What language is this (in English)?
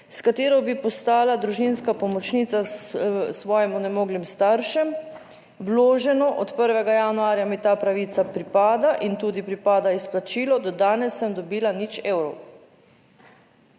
Slovenian